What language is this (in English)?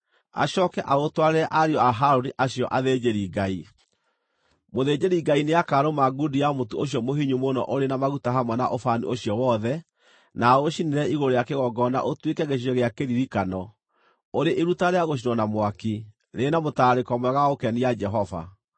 Kikuyu